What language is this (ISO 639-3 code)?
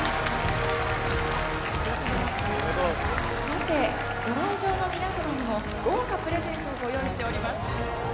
jpn